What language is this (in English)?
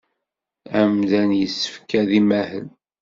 Kabyle